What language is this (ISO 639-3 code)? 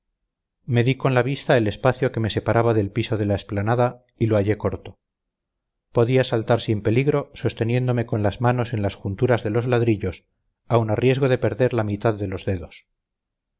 spa